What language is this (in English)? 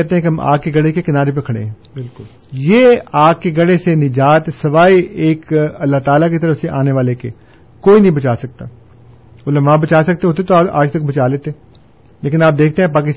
Urdu